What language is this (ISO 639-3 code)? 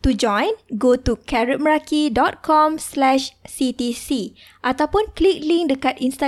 msa